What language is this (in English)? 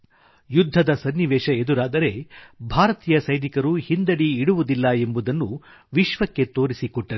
Kannada